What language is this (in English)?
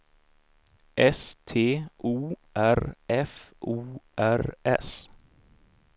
Swedish